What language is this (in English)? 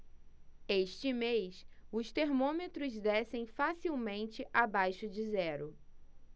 Portuguese